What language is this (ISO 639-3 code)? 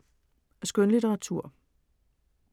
dan